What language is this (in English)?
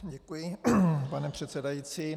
Czech